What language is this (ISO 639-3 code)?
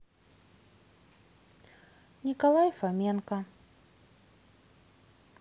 rus